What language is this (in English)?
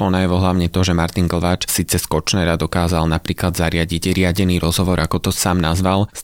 Slovak